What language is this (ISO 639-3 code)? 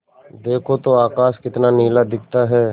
hin